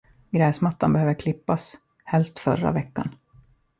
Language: Swedish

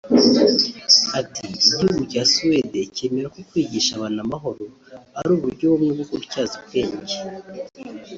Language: Kinyarwanda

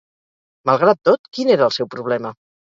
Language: Catalan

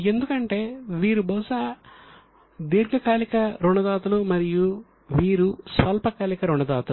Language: Telugu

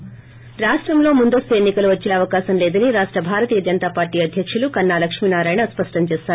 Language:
Telugu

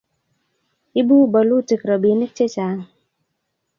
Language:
Kalenjin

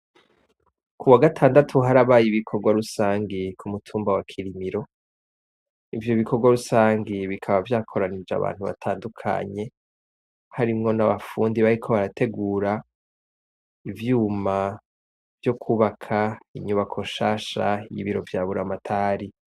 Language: Rundi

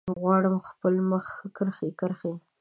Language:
Pashto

